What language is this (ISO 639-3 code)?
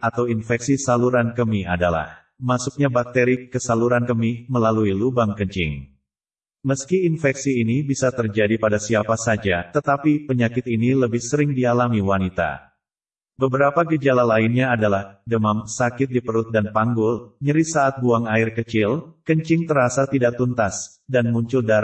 ind